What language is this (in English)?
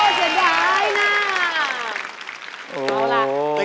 Thai